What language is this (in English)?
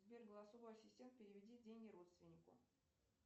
Russian